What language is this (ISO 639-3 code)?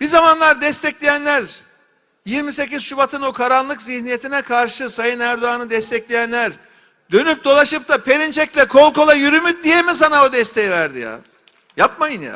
tur